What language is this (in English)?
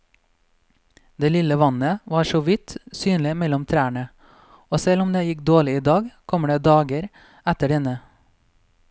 Norwegian